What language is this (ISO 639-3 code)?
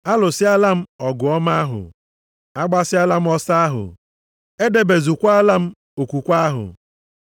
ibo